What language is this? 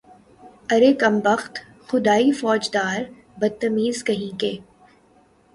Urdu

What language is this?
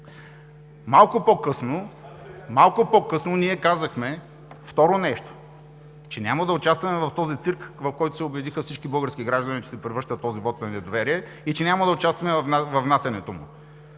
Bulgarian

